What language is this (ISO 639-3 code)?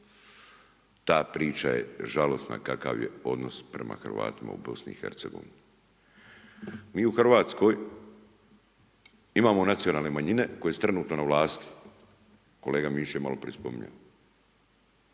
hrv